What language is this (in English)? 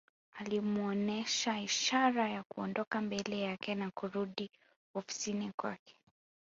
Swahili